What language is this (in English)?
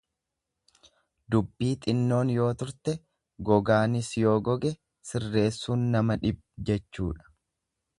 Oromo